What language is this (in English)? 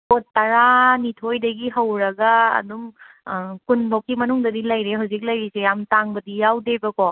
Manipuri